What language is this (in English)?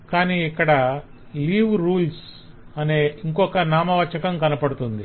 Telugu